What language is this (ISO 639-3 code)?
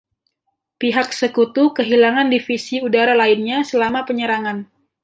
ind